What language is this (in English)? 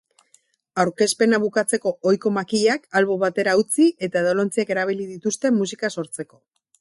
Basque